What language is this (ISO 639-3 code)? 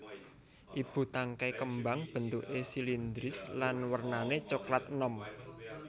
jav